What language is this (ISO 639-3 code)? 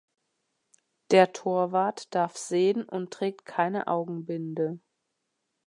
deu